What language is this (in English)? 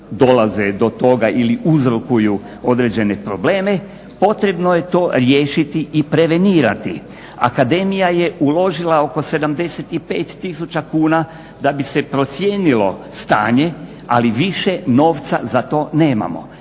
Croatian